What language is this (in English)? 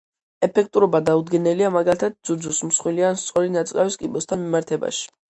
Georgian